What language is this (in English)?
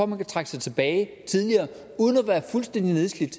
Danish